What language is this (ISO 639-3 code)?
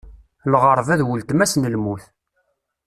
kab